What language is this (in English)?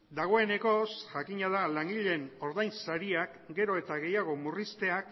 Basque